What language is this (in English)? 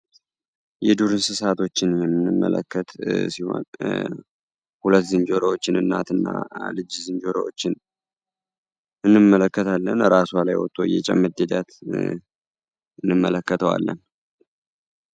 Amharic